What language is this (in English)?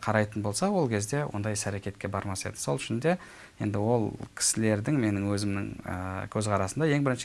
Turkish